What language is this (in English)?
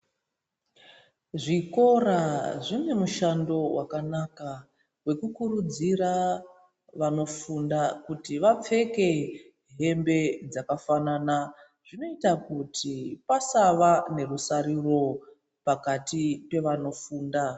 Ndau